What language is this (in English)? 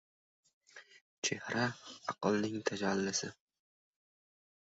Uzbek